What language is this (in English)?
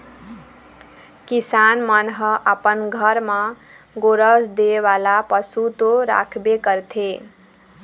Chhattisgarhi